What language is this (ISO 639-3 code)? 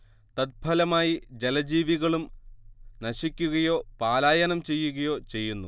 mal